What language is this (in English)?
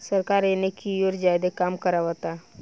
Bhojpuri